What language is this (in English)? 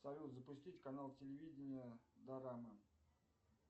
Russian